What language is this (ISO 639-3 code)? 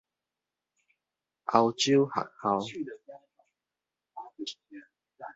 nan